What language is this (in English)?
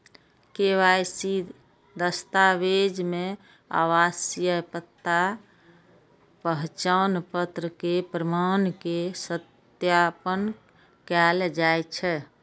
Maithili